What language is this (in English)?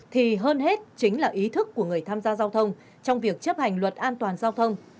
Vietnamese